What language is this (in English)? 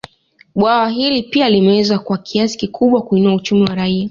Swahili